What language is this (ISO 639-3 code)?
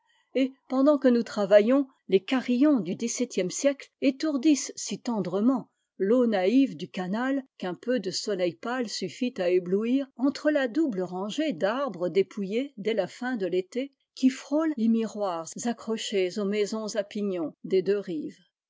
fra